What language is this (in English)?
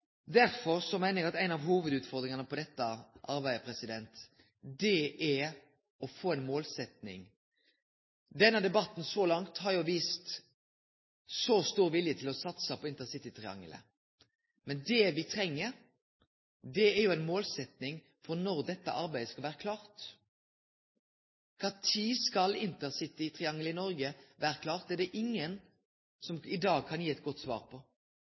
Norwegian Nynorsk